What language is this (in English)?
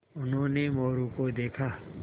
Hindi